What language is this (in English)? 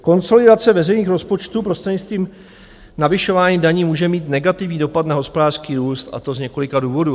Czech